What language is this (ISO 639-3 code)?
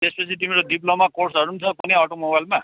nep